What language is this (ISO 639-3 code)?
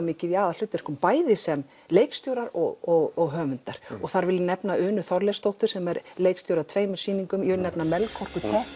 isl